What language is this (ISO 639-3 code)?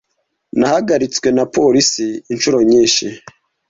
kin